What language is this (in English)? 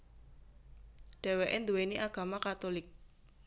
Javanese